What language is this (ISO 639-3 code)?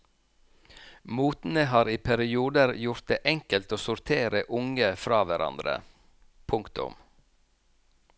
nor